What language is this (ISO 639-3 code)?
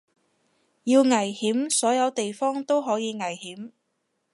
yue